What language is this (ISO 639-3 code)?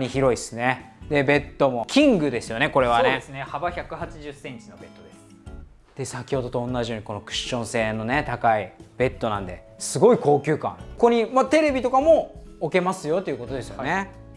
jpn